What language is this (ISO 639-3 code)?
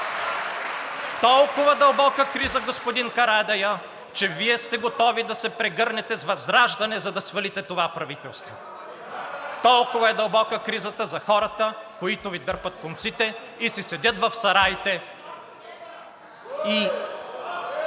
bul